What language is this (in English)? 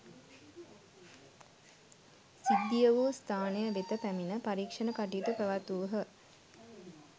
Sinhala